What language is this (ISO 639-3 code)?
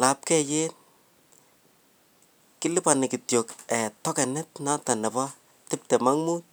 kln